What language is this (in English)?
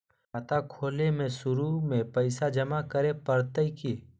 Magahi